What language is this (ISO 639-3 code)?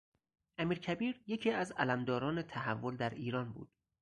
fas